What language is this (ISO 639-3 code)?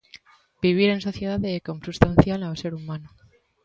glg